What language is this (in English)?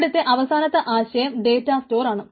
Malayalam